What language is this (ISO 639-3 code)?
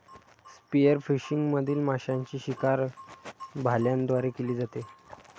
mar